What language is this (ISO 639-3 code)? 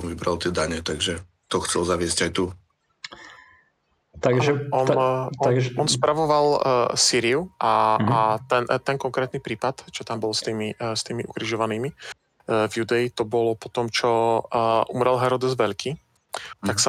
slk